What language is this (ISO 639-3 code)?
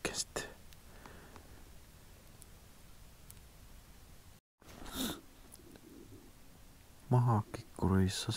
fin